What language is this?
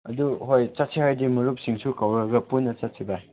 Manipuri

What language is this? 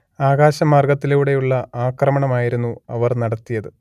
Malayalam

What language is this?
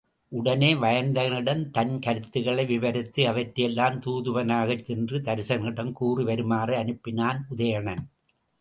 Tamil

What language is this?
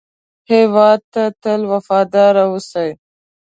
Pashto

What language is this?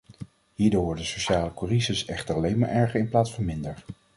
Dutch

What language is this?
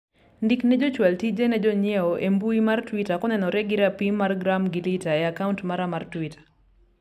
Luo (Kenya and Tanzania)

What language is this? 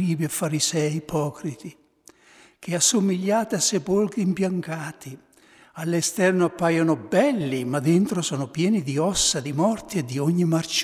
Italian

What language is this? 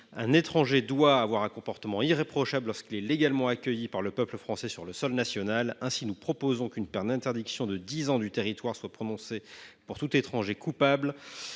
French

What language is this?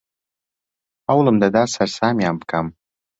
Central Kurdish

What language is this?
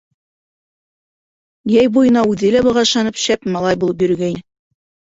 Bashkir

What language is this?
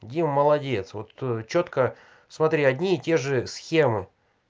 Russian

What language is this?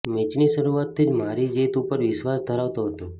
Gujarati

